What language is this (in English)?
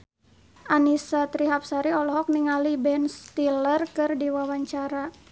Sundanese